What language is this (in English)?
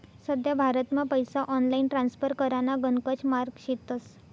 Marathi